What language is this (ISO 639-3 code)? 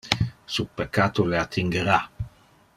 ina